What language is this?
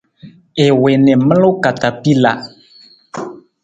Nawdm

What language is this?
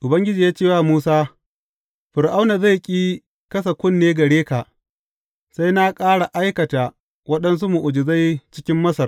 Hausa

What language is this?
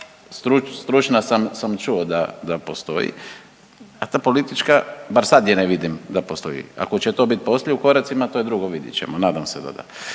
Croatian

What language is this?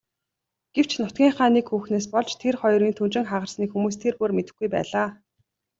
Mongolian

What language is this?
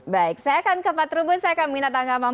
Indonesian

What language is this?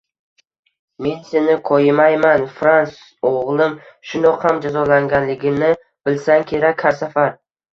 Uzbek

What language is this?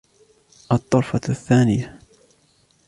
Arabic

